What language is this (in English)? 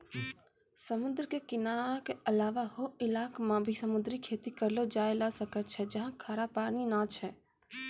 Maithili